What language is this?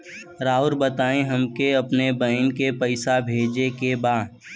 Bhojpuri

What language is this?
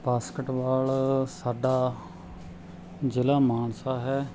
Punjabi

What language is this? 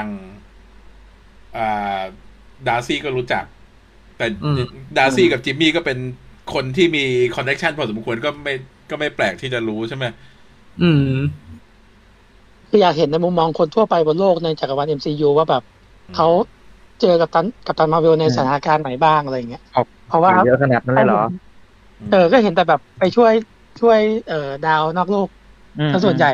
Thai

